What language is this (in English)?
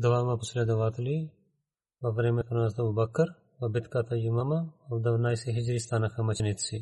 Bulgarian